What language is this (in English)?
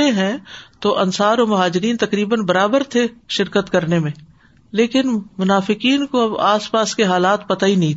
Urdu